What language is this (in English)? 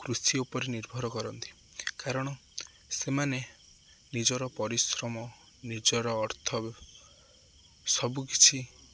Odia